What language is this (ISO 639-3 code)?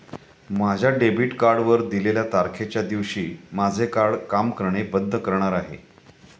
mar